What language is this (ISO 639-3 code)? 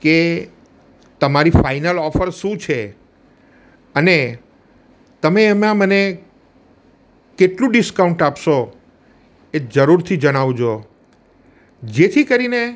guj